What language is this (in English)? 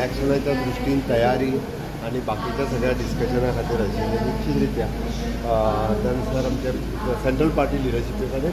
Marathi